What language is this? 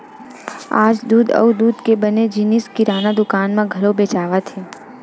Chhattisgarhi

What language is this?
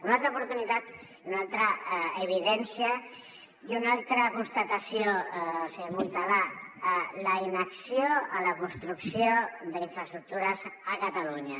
Catalan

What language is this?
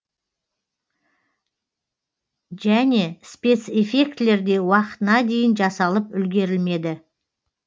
Kazakh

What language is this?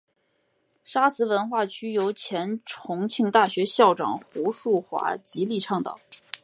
Chinese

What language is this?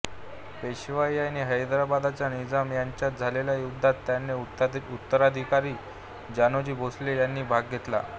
Marathi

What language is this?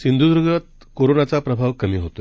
Marathi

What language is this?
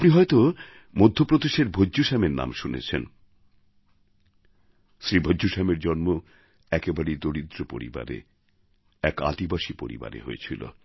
Bangla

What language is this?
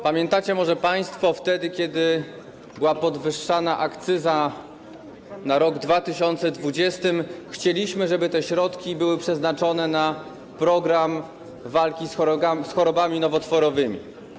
Polish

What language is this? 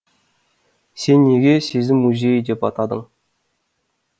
Kazakh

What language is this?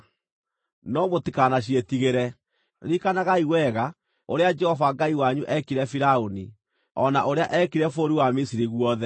Kikuyu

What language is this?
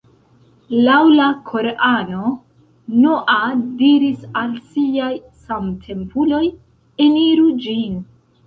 Esperanto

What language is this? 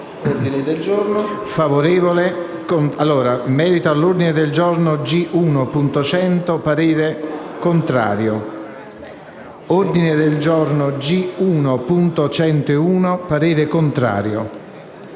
Italian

